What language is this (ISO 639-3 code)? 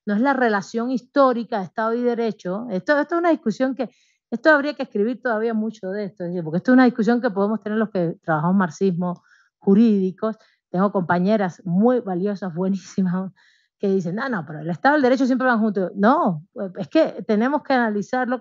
spa